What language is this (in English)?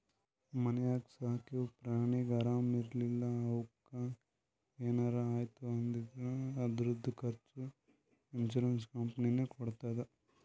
Kannada